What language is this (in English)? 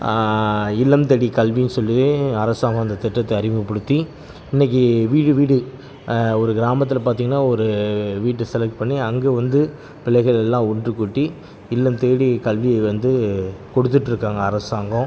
Tamil